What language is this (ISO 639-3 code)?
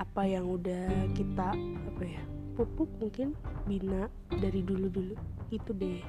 ind